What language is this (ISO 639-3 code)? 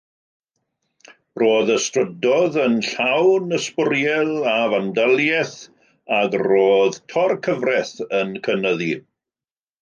cym